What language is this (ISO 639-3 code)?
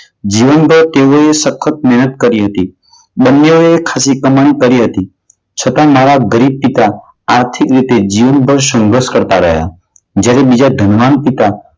guj